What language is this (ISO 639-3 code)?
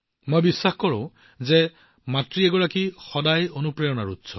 asm